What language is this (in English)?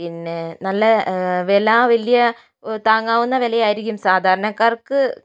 Malayalam